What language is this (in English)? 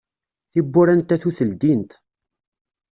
Kabyle